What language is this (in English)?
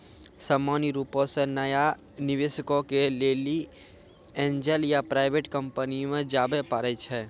Maithili